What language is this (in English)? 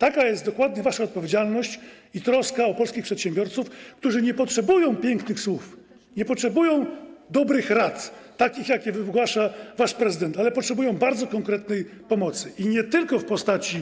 Polish